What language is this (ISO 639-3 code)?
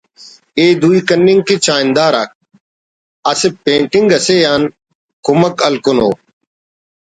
brh